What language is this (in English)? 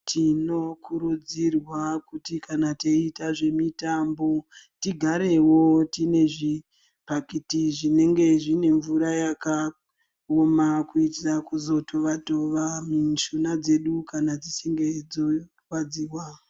Ndau